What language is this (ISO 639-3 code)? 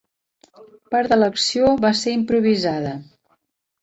cat